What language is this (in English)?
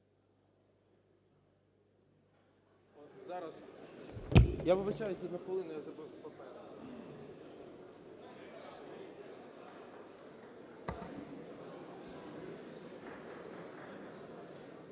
Ukrainian